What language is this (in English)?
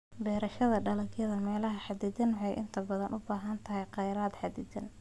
Somali